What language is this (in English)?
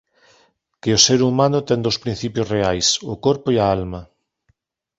Galician